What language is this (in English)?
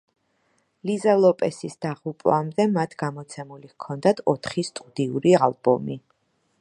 Georgian